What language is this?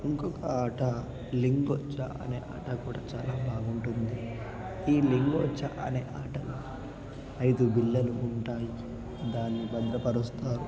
Telugu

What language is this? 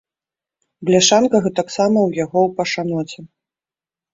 Belarusian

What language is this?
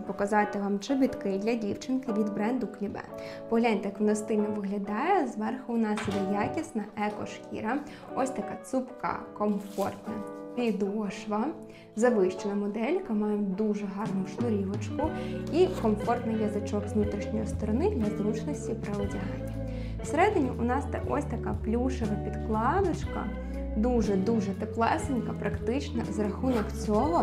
Ukrainian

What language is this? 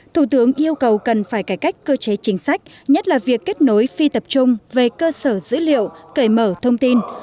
Vietnamese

